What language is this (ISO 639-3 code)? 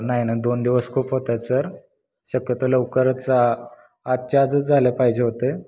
mar